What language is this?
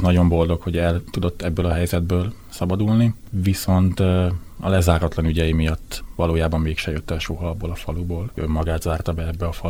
Hungarian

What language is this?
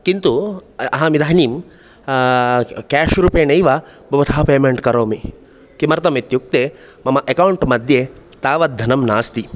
Sanskrit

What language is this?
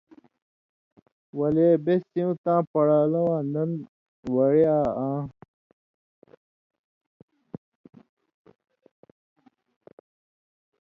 Indus Kohistani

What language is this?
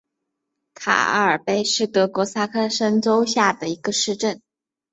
Chinese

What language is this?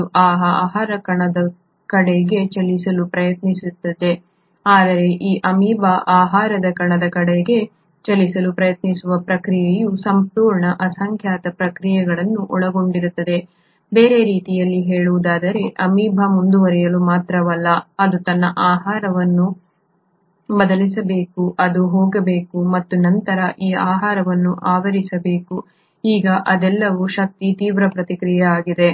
Kannada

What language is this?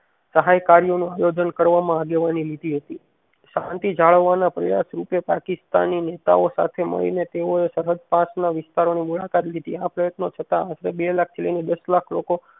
Gujarati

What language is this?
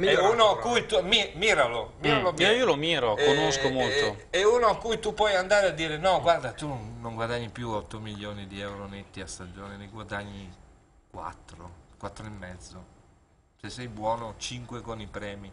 Italian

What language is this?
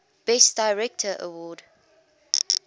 English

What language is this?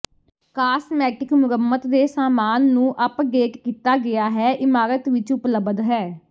Punjabi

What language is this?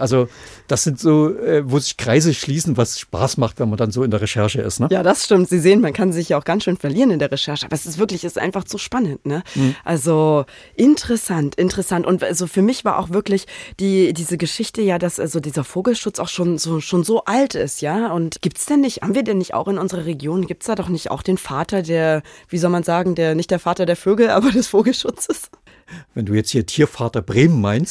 German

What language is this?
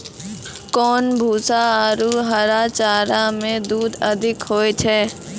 Maithili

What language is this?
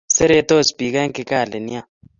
Kalenjin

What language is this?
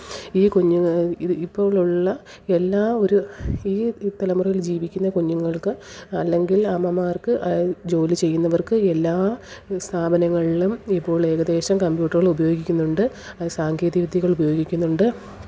Malayalam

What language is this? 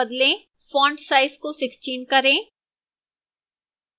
Hindi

